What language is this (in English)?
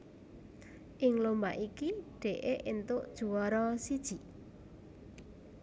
Javanese